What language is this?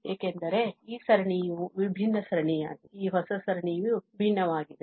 Kannada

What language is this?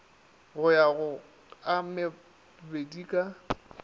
Northern Sotho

